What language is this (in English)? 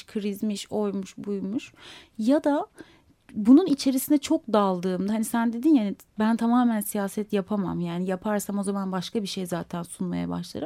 Turkish